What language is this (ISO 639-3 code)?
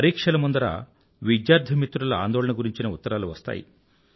tel